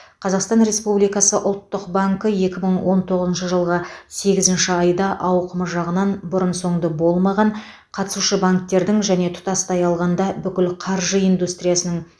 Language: Kazakh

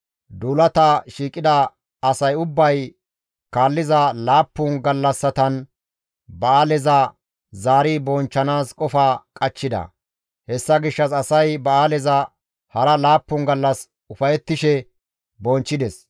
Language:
Gamo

